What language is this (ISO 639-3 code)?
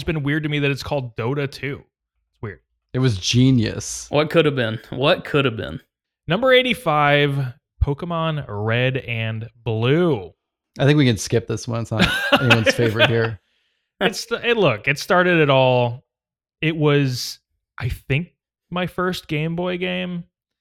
eng